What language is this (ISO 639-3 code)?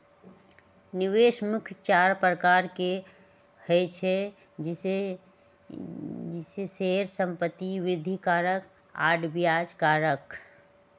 mag